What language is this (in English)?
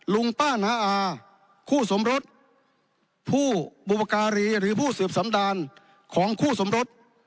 Thai